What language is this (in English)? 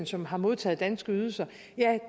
Danish